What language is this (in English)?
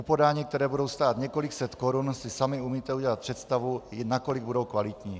Czech